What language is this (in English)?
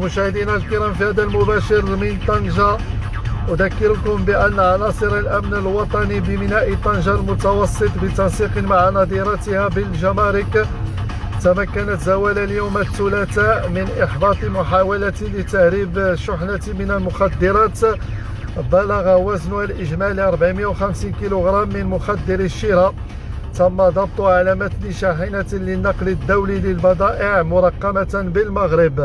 Arabic